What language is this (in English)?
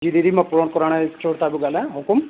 Sindhi